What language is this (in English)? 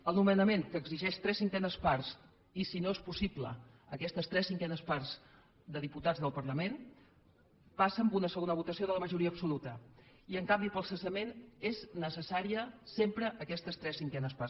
Catalan